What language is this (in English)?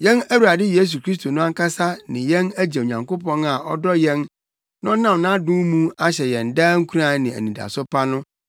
Akan